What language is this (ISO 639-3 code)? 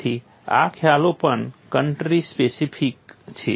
guj